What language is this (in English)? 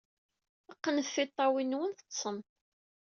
Kabyle